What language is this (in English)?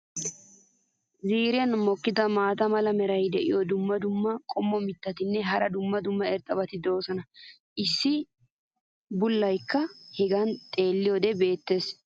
Wolaytta